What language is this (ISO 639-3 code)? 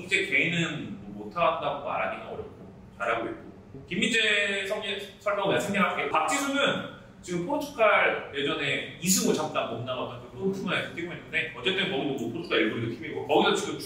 kor